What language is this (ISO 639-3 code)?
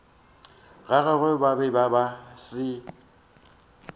nso